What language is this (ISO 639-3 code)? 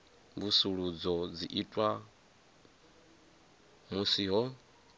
ven